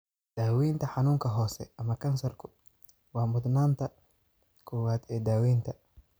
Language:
Somali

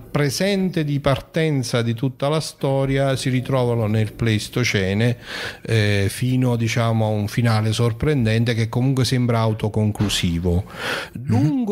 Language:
Italian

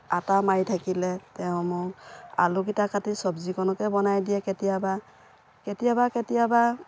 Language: Assamese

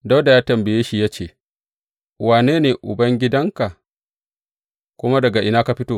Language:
Hausa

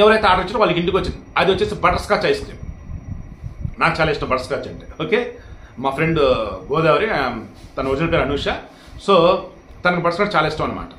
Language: Telugu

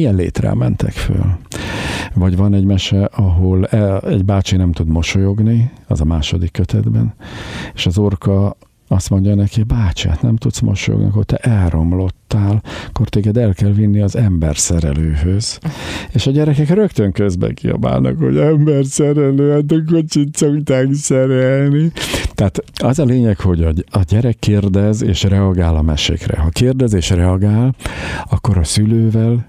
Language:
Hungarian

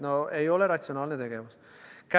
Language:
Estonian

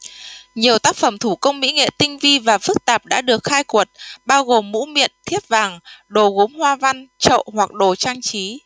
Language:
Vietnamese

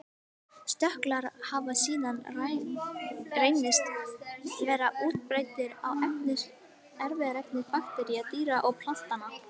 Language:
Icelandic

